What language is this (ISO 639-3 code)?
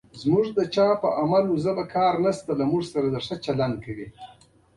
pus